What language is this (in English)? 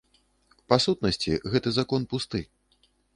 Belarusian